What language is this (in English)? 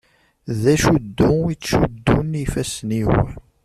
Kabyle